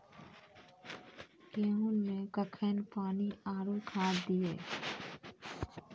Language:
Maithili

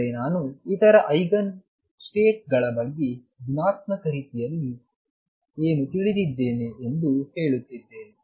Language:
Kannada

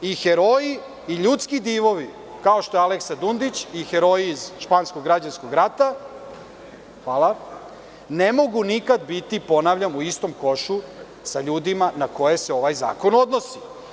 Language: Serbian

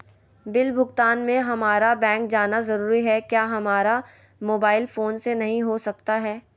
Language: Magahi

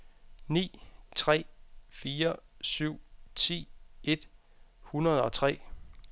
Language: Danish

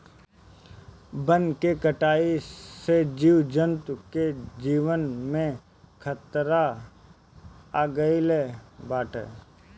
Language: Bhojpuri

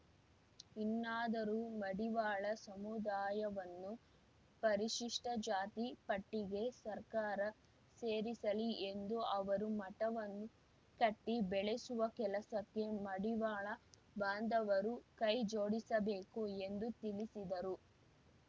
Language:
Kannada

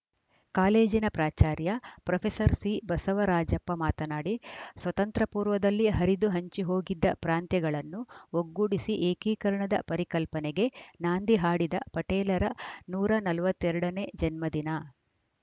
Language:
Kannada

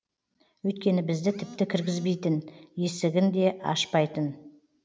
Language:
Kazakh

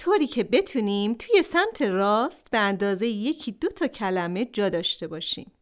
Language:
Persian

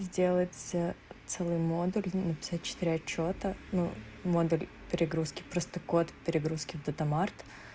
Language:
Russian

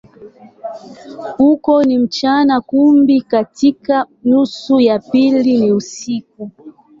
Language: Swahili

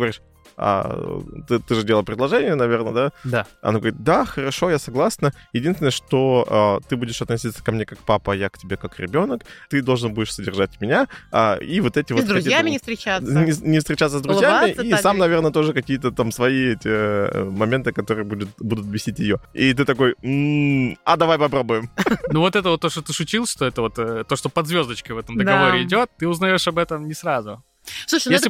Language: Russian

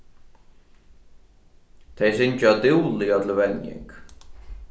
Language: Faroese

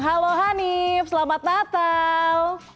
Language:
Indonesian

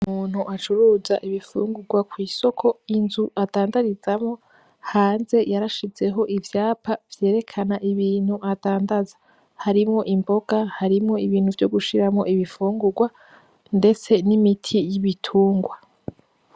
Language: Rundi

